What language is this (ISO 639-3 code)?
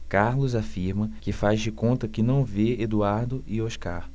por